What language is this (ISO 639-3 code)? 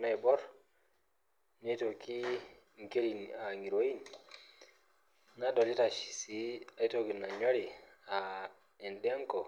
mas